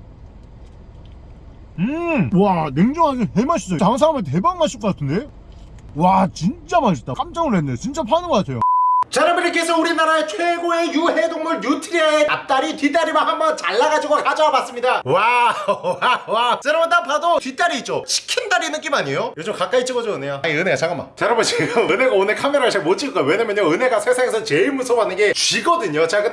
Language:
Korean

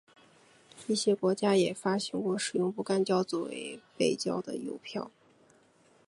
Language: Chinese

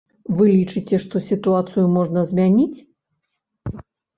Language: Belarusian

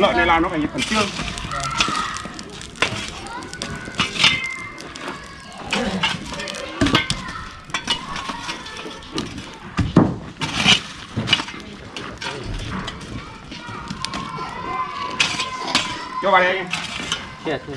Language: Vietnamese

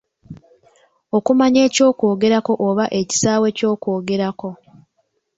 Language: Ganda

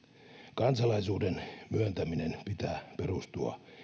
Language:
Finnish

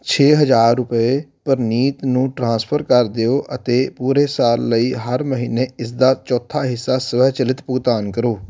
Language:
Punjabi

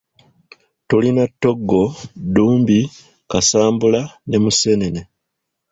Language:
Ganda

